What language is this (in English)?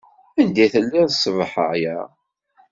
Kabyle